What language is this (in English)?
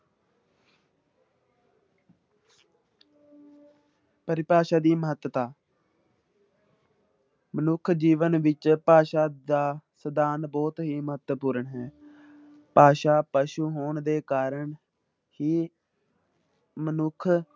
Punjabi